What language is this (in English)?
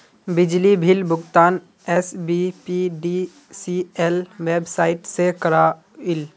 Magahi